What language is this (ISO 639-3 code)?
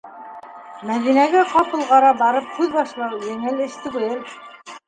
bak